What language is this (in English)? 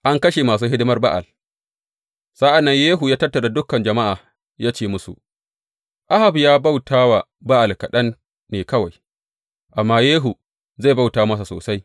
Hausa